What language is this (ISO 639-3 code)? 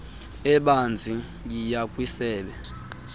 xho